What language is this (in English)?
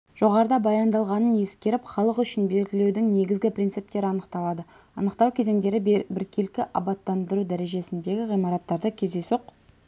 Kazakh